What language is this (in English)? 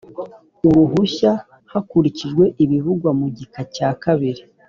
Kinyarwanda